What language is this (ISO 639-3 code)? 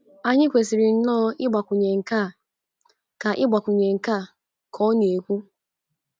ibo